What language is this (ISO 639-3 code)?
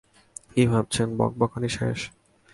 ben